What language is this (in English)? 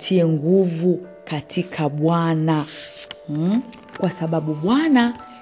Swahili